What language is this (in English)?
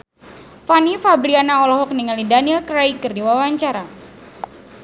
Sundanese